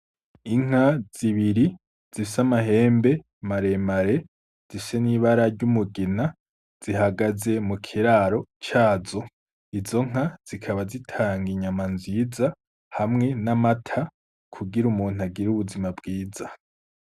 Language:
Rundi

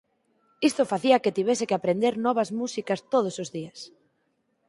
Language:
Galician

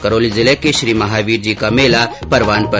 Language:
Hindi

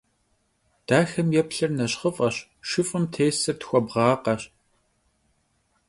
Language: Kabardian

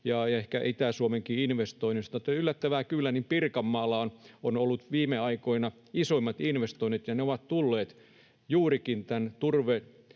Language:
Finnish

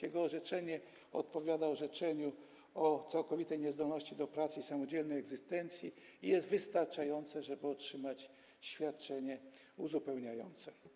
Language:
Polish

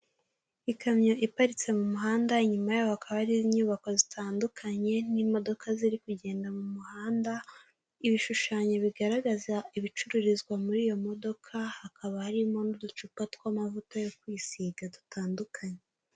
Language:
Kinyarwanda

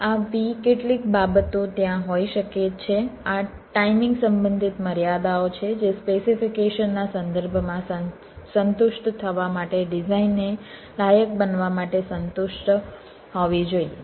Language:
Gujarati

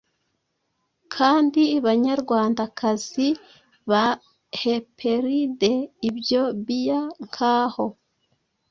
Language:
Kinyarwanda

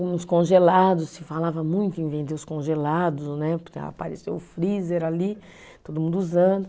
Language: Portuguese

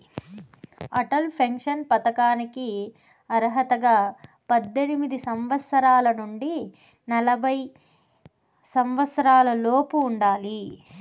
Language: Telugu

